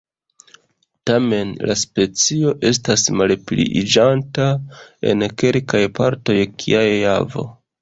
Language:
Esperanto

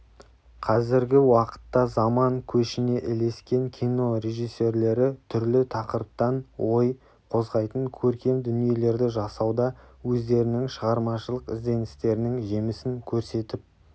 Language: Kazakh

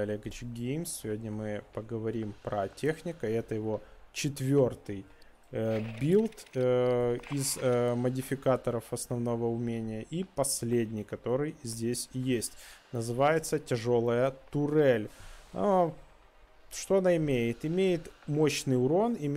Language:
Russian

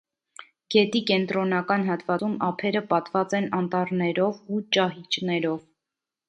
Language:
Armenian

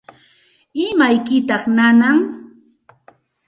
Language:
Santa Ana de Tusi Pasco Quechua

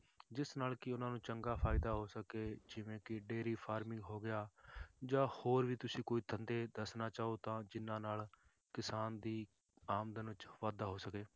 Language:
Punjabi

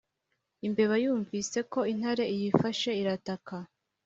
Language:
Kinyarwanda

